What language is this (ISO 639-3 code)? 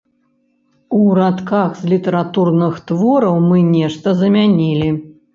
bel